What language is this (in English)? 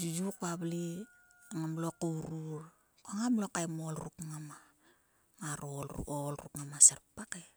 Sulka